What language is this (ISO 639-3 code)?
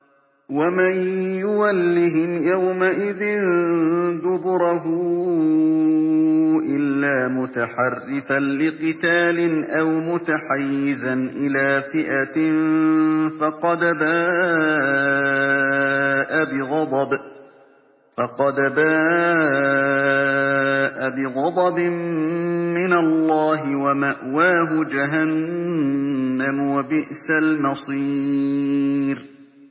ara